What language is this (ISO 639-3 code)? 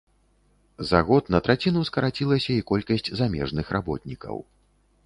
bel